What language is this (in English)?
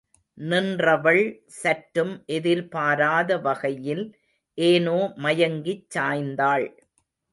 Tamil